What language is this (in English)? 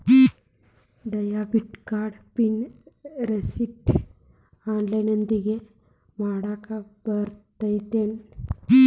Kannada